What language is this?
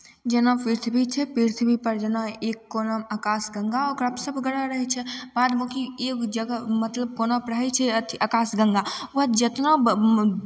Maithili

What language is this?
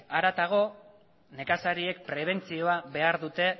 Basque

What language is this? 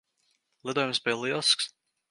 Latvian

